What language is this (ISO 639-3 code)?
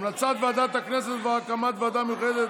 heb